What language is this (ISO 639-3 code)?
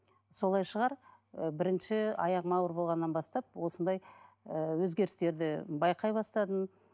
kaz